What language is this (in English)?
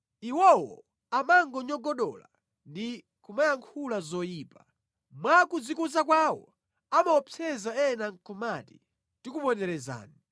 Nyanja